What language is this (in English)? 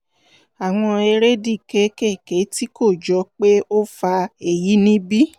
Yoruba